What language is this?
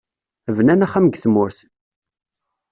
Kabyle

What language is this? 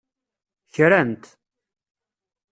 Kabyle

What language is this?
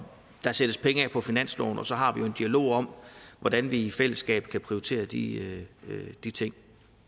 Danish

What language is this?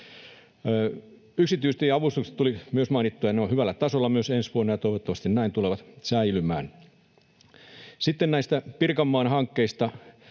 Finnish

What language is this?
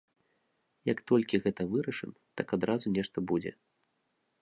Belarusian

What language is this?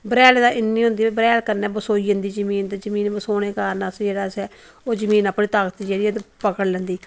Dogri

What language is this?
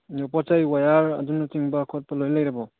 Manipuri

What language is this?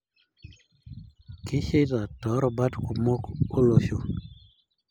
Masai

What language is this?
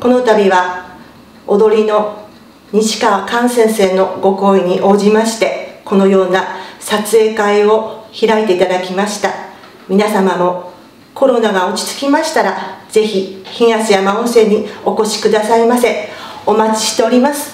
Japanese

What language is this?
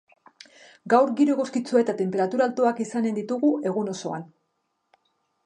Basque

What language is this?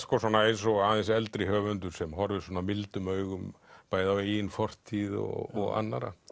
Icelandic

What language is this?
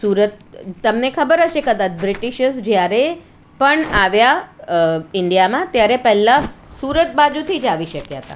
Gujarati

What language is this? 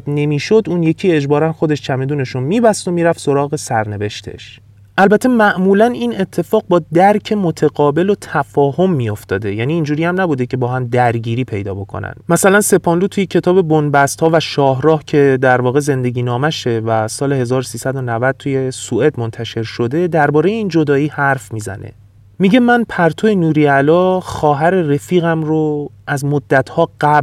Persian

